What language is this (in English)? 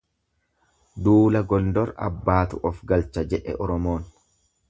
Oromo